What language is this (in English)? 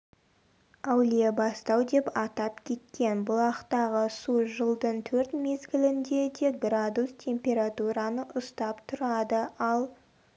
Kazakh